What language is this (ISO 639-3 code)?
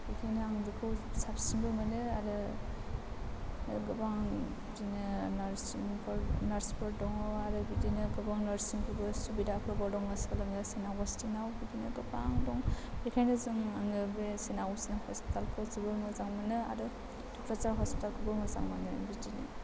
brx